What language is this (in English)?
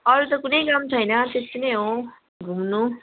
Nepali